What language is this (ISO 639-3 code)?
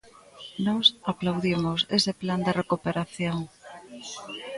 glg